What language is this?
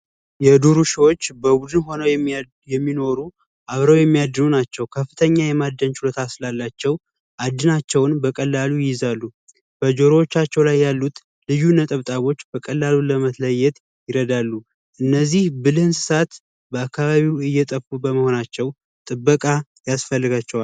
Amharic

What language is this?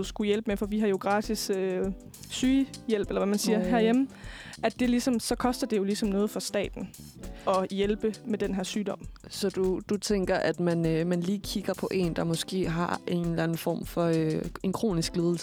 Danish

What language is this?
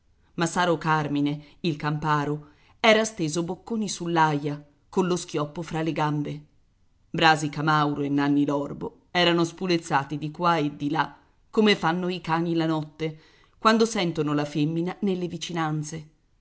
Italian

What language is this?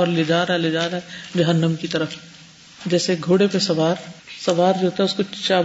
Urdu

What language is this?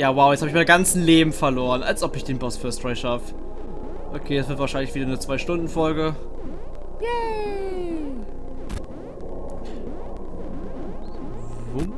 German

